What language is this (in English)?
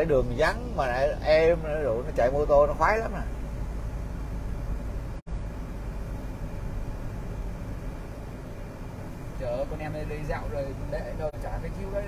Vietnamese